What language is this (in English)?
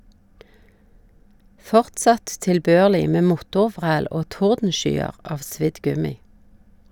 Norwegian